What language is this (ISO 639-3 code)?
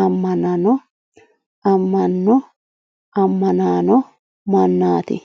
sid